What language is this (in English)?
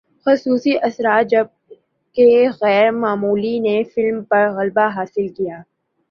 Urdu